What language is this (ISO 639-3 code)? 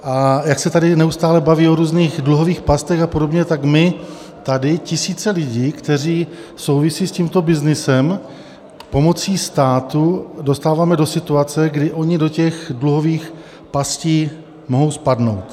ces